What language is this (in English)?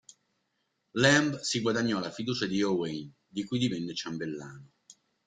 Italian